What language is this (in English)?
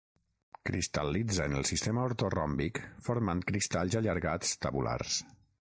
Catalan